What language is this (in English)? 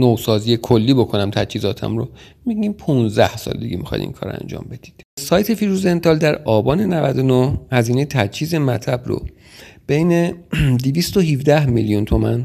Persian